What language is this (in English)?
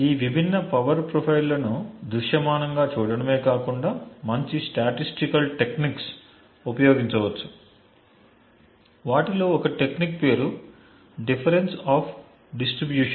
Telugu